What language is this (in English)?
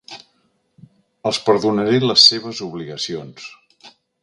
Catalan